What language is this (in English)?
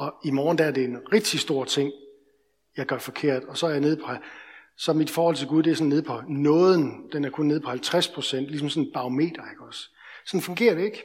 Danish